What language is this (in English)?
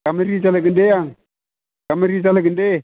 Bodo